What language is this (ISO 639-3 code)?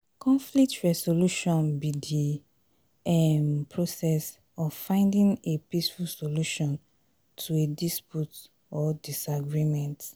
pcm